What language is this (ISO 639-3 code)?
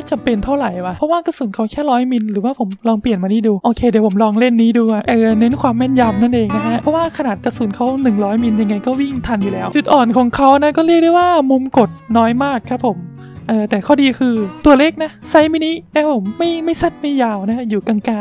tha